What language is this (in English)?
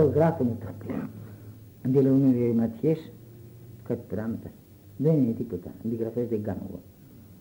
Greek